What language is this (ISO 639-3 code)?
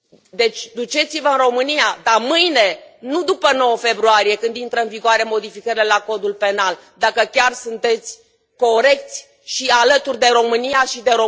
ron